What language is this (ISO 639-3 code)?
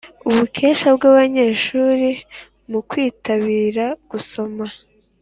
kin